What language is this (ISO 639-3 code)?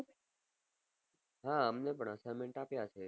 guj